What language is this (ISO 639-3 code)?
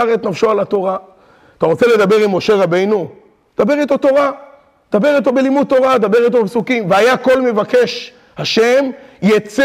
heb